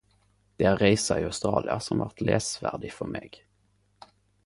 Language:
Norwegian Nynorsk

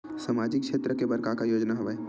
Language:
Chhattisgarhi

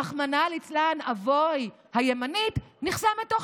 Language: Hebrew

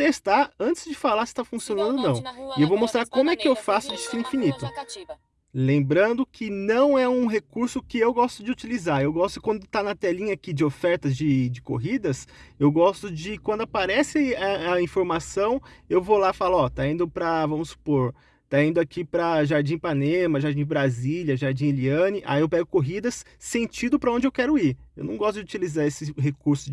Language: Portuguese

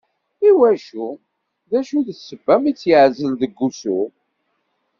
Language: Kabyle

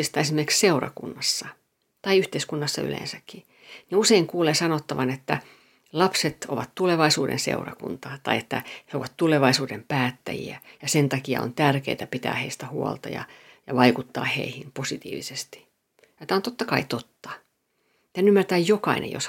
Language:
Finnish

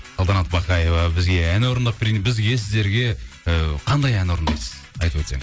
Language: Kazakh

